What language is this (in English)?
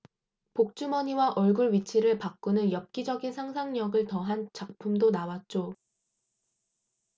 Korean